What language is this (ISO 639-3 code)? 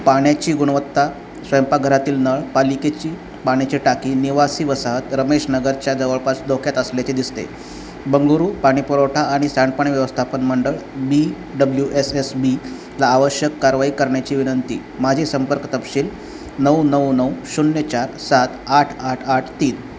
mar